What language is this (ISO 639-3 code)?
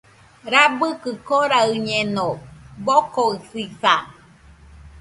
hux